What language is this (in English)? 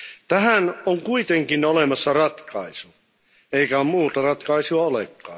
Finnish